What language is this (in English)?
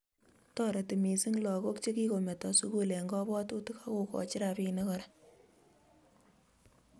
Kalenjin